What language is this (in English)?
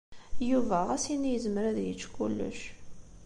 Kabyle